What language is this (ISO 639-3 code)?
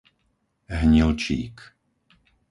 slk